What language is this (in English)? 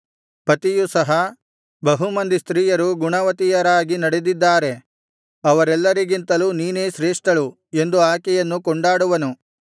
Kannada